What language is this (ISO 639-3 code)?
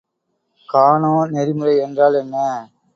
tam